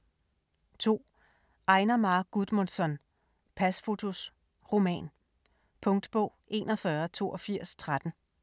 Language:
Danish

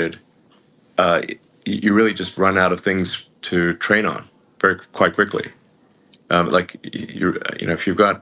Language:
English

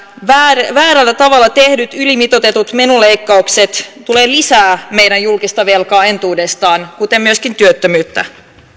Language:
Finnish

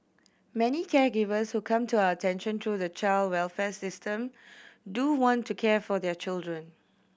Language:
English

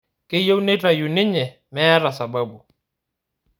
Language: Masai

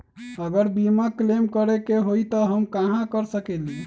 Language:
Magahi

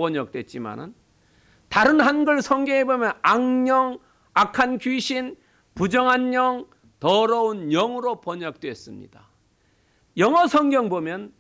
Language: Korean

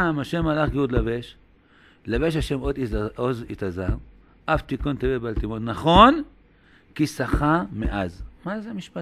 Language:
Hebrew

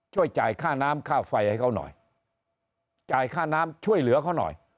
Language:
Thai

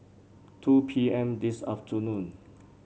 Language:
English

